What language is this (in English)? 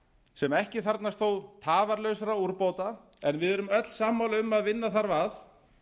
Icelandic